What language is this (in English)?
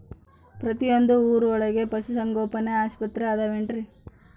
Kannada